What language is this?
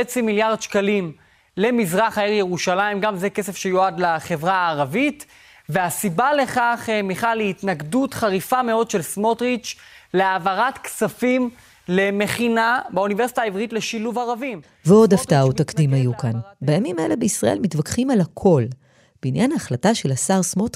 Hebrew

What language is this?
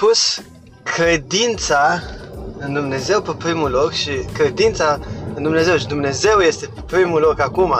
Romanian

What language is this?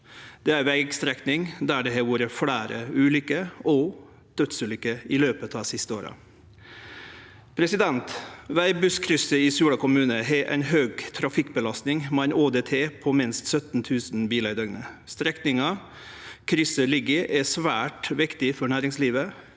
Norwegian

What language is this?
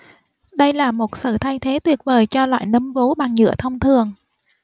Vietnamese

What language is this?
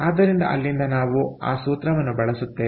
Kannada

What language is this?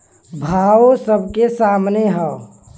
Bhojpuri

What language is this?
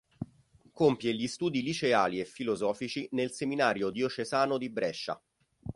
Italian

